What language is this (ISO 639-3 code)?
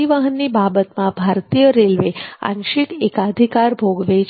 guj